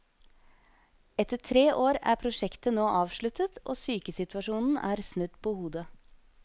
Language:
Norwegian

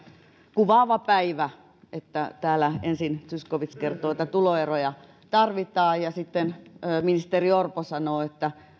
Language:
Finnish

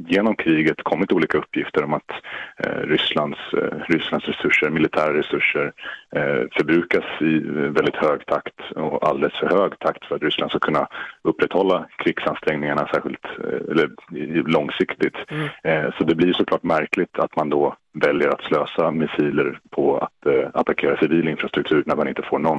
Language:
Swedish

